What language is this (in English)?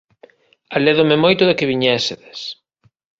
Galician